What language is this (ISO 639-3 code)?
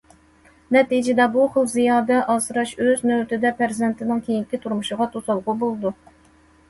uig